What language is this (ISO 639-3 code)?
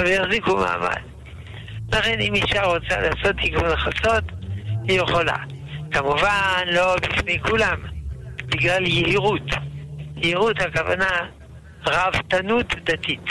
heb